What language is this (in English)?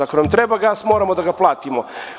Serbian